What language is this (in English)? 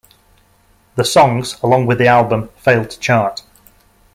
English